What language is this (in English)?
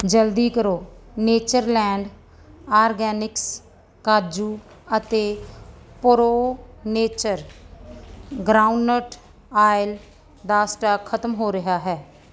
Punjabi